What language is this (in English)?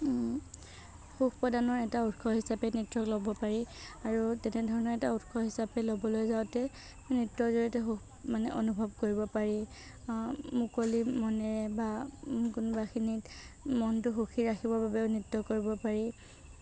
Assamese